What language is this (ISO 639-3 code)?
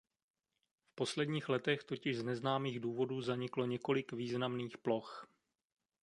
ces